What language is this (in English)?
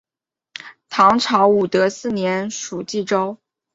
Chinese